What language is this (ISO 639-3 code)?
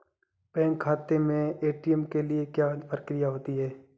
hin